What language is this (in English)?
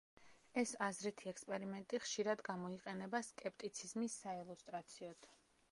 Georgian